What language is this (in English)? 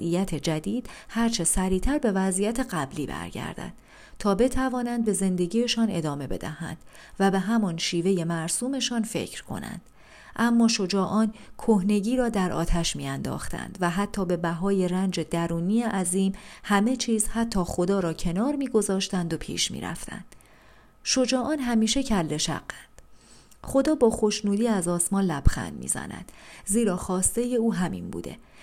Persian